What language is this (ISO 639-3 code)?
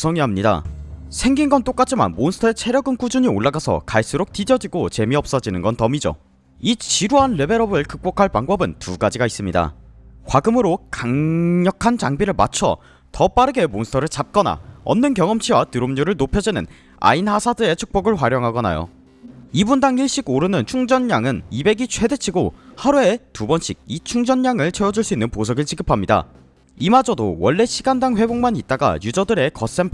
kor